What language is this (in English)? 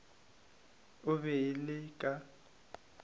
Northern Sotho